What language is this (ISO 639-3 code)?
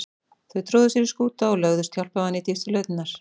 isl